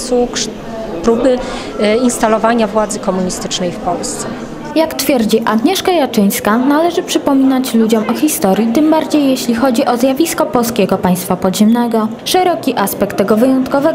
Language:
Polish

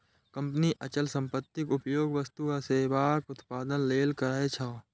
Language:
Maithili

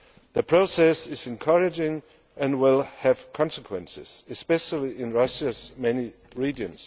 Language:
English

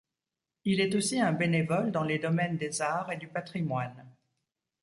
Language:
French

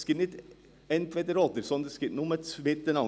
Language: Swiss German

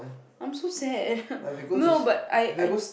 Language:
English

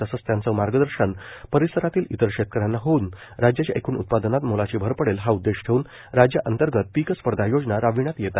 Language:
Marathi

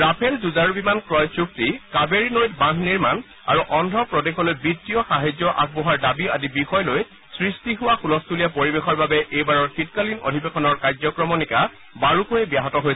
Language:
Assamese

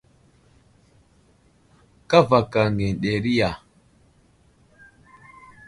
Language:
Wuzlam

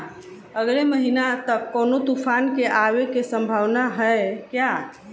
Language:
Bhojpuri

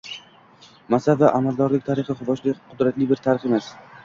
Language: Uzbek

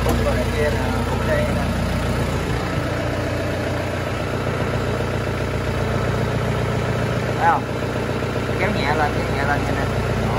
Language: Vietnamese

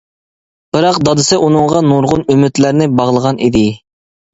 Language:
Uyghur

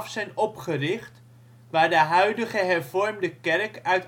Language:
Dutch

